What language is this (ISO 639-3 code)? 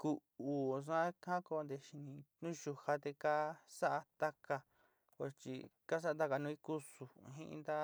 xti